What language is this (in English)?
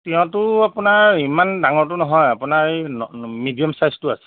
Assamese